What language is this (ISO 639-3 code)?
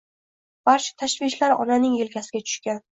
uzb